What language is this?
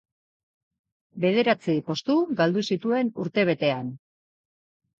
Basque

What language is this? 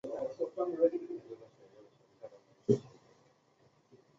Chinese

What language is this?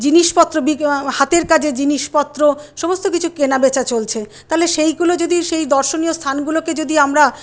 Bangla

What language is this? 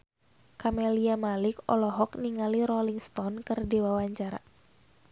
Sundanese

